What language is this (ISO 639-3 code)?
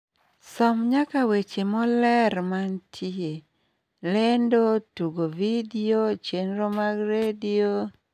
luo